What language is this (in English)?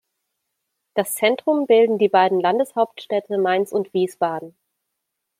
German